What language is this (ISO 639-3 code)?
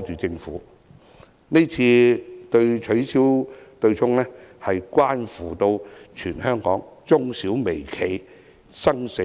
yue